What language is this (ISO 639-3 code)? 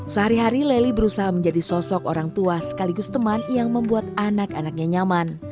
ind